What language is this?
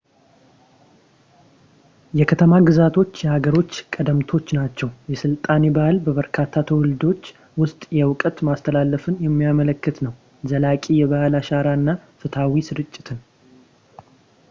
Amharic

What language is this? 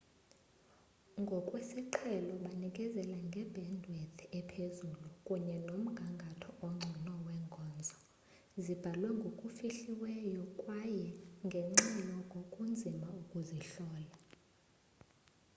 Xhosa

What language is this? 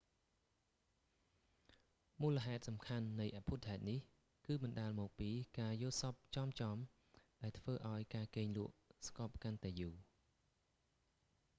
Khmer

